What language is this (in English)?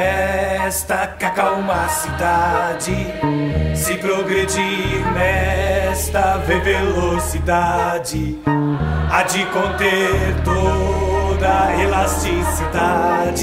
Portuguese